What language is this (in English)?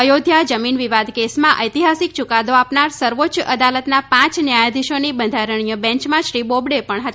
Gujarati